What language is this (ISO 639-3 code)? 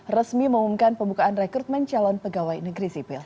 ind